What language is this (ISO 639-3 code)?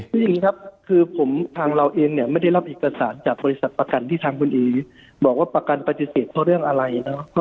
tha